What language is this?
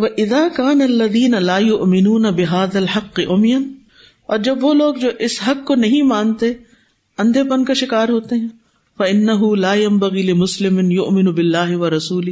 Urdu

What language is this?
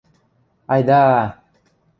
Western Mari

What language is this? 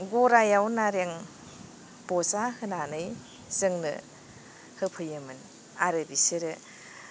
Bodo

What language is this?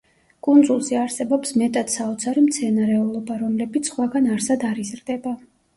Georgian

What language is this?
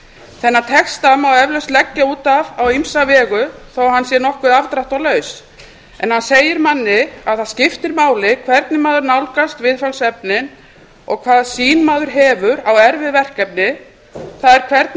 Icelandic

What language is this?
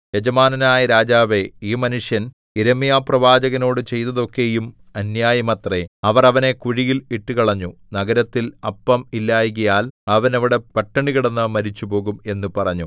Malayalam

